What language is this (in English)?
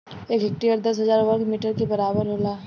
Bhojpuri